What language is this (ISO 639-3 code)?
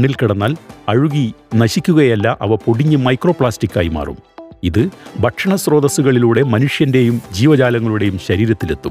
mal